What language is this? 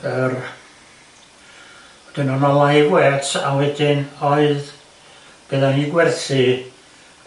Welsh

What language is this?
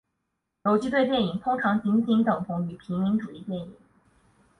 Chinese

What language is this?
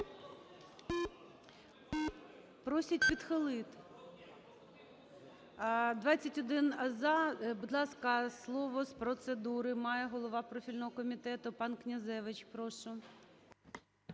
Ukrainian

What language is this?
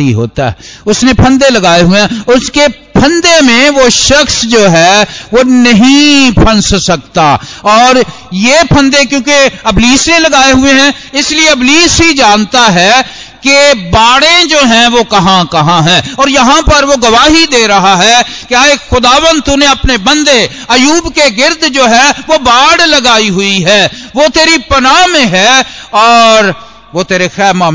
Hindi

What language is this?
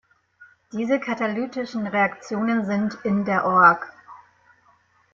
German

